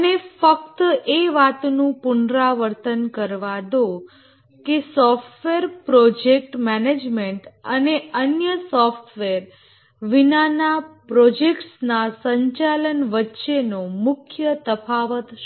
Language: Gujarati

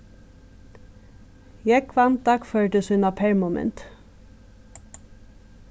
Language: Faroese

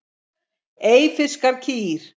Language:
Icelandic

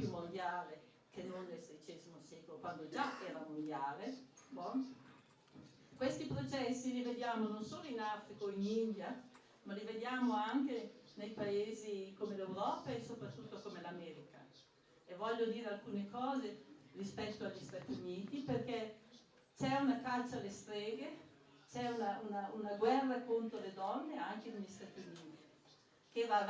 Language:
Italian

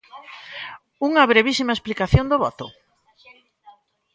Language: Galician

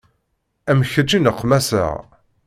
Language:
Kabyle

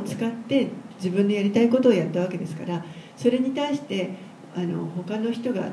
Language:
Japanese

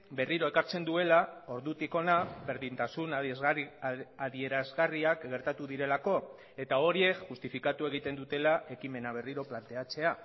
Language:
Basque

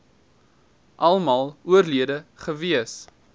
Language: Afrikaans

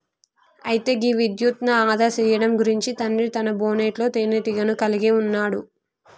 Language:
Telugu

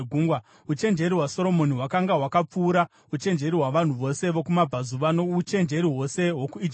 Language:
Shona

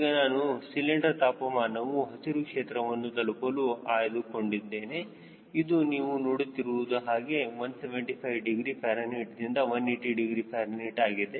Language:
Kannada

